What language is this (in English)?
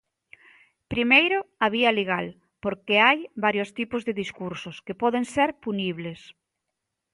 Galician